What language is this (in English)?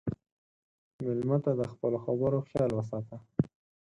Pashto